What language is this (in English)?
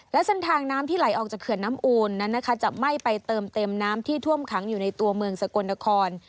Thai